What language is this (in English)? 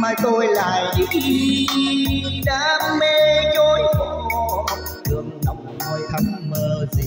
Vietnamese